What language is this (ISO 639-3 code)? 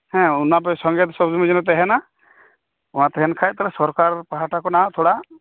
sat